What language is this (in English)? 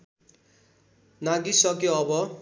Nepali